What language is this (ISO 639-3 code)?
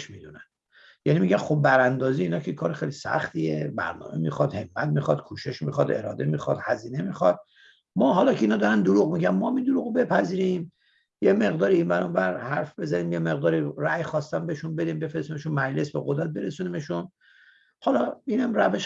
fas